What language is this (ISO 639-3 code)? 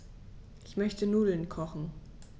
deu